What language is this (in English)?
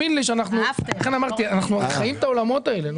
Hebrew